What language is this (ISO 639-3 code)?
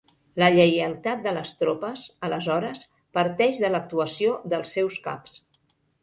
cat